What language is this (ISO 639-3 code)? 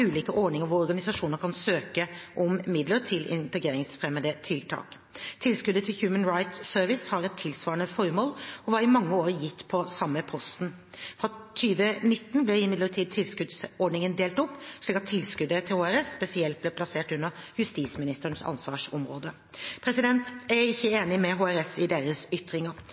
nob